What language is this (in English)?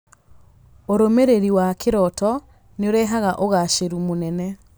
Kikuyu